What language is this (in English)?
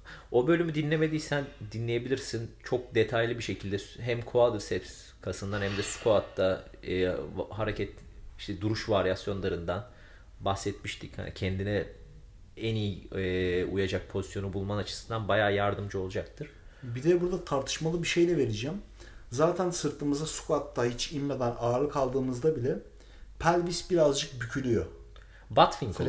Turkish